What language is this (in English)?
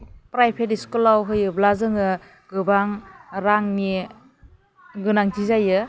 Bodo